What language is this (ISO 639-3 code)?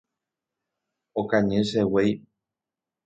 grn